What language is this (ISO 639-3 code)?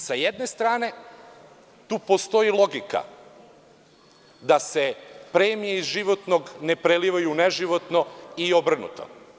srp